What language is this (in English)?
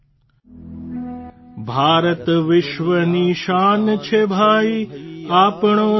Gujarati